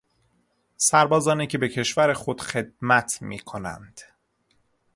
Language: Persian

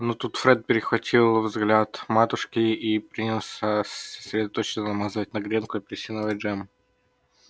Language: Russian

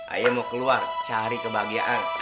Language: Indonesian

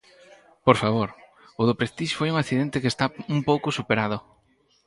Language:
Galician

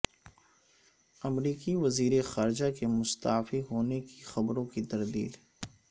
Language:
Urdu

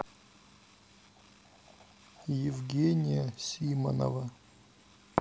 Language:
Russian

